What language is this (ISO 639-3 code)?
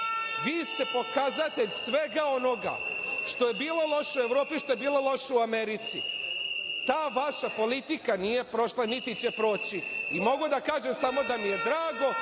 srp